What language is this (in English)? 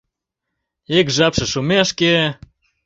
Mari